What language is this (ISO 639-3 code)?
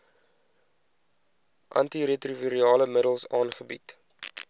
afr